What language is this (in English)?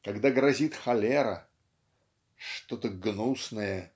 Russian